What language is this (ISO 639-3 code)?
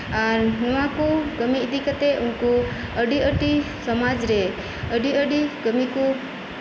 sat